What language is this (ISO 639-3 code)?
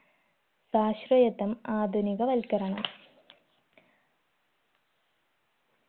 mal